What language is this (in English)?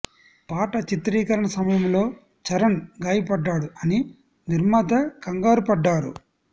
Telugu